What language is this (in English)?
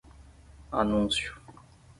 Portuguese